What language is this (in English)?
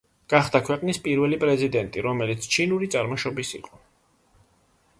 Georgian